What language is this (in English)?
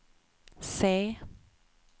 Swedish